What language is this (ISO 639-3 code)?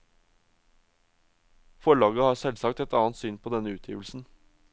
nor